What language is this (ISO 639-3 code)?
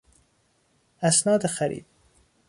fas